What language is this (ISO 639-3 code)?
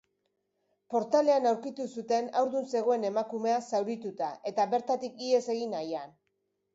eus